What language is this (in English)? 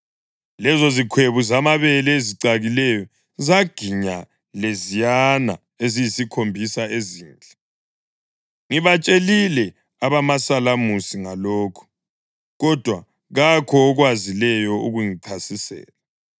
North Ndebele